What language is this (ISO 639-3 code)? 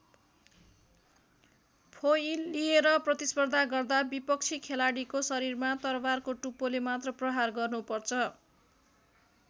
nep